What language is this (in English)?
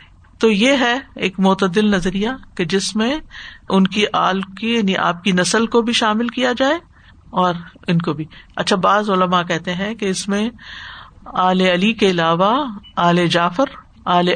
Urdu